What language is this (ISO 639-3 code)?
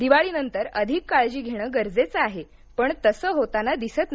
mar